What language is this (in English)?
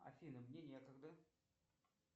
Russian